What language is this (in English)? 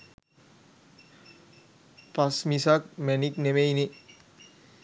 Sinhala